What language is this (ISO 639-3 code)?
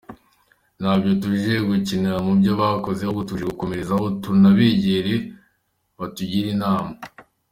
kin